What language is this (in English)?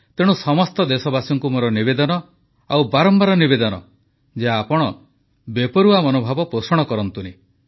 Odia